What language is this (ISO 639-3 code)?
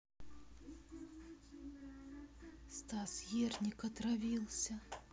rus